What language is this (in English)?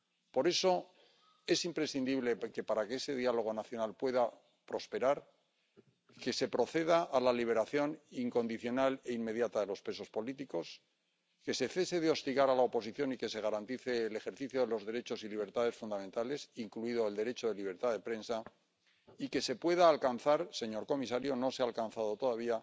Spanish